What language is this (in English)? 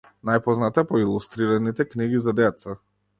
Macedonian